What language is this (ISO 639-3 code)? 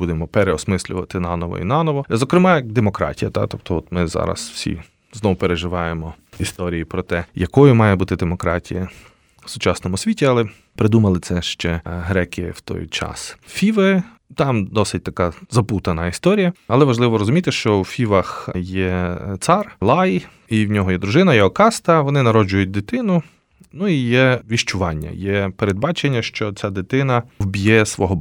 ukr